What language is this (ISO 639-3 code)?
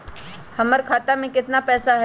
mag